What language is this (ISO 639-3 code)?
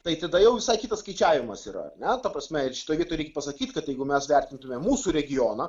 lit